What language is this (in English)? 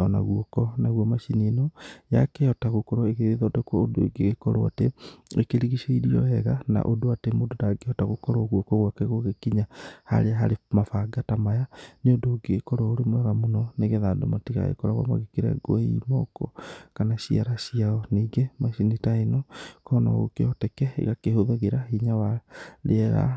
Kikuyu